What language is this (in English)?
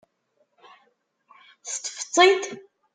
Kabyle